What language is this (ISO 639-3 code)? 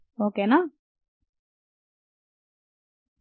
tel